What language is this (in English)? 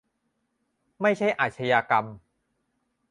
Thai